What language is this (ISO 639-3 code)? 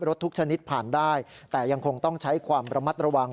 tha